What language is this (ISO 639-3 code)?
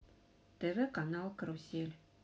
rus